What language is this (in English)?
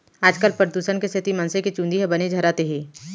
Chhattisgarhi